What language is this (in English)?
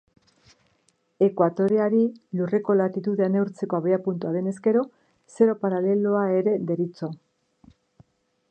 Basque